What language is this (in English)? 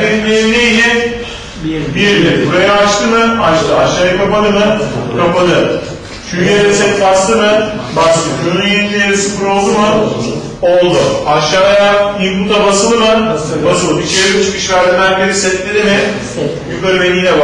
Turkish